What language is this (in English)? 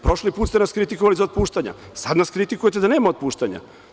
Serbian